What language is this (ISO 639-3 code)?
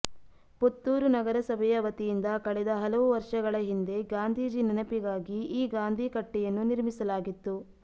kan